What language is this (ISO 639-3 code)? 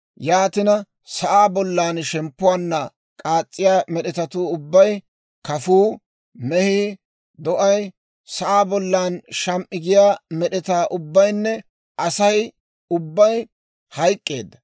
dwr